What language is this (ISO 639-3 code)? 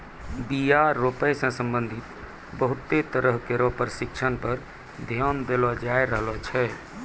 mai